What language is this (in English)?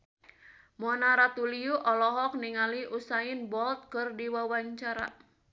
Sundanese